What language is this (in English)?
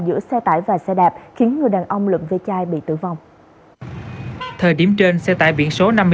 Vietnamese